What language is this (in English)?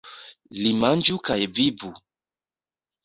Esperanto